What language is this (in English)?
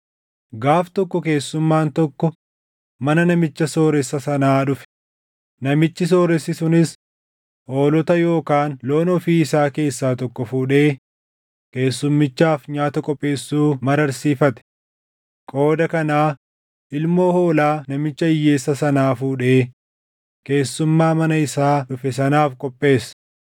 Oromo